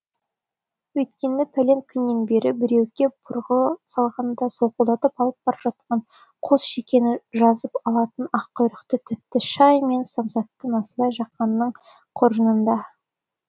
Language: Kazakh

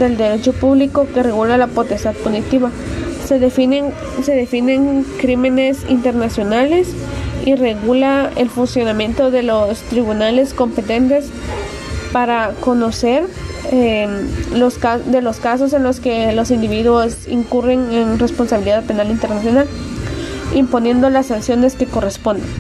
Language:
Spanish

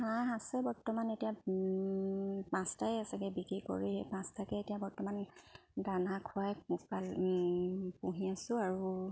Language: Assamese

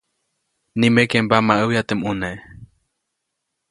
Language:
Copainalá Zoque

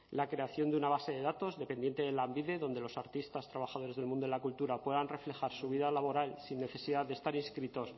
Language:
Spanish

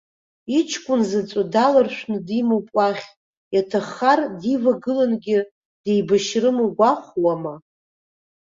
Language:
Abkhazian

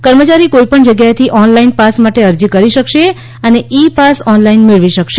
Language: Gujarati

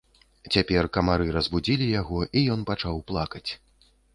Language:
Belarusian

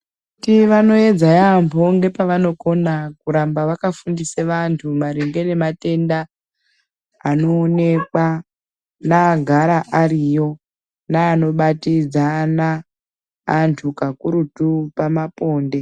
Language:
Ndau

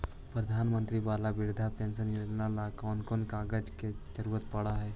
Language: Magahi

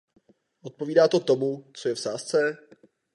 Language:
Czech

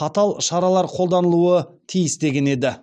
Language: Kazakh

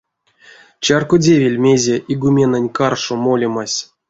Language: Erzya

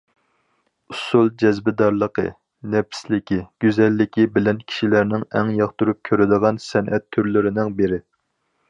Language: Uyghur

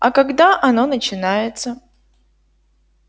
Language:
Russian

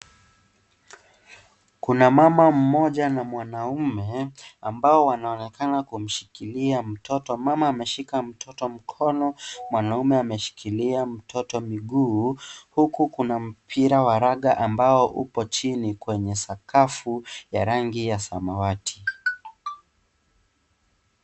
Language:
Swahili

